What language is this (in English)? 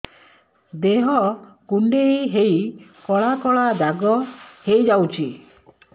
Odia